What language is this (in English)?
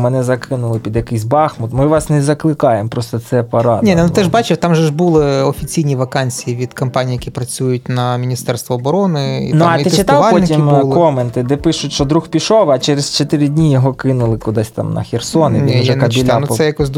Ukrainian